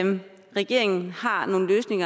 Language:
Danish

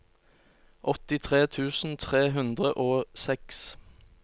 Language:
Norwegian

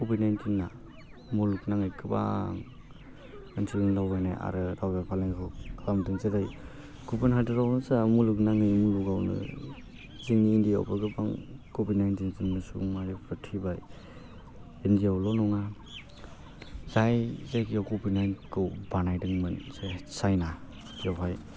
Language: Bodo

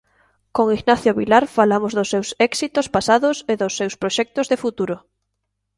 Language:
Galician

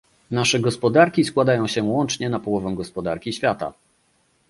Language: Polish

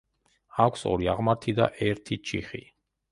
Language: Georgian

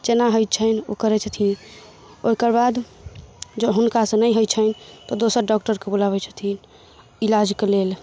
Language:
Maithili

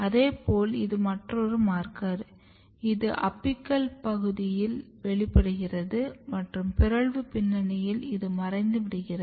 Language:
Tamil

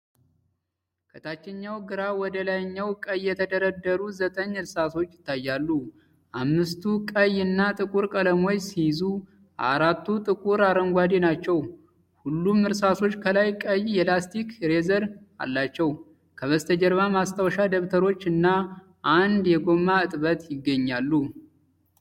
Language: Amharic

